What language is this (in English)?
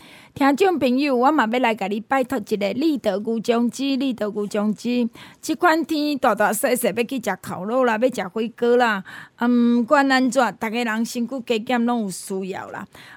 Chinese